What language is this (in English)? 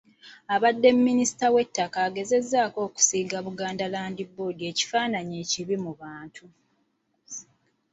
Ganda